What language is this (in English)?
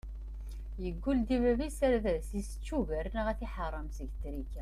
Kabyle